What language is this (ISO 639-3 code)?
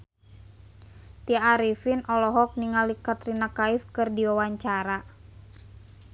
sun